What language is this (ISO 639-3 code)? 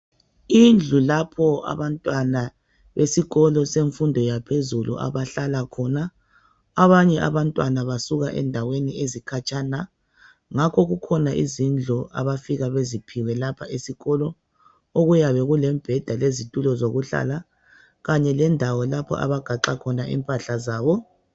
nde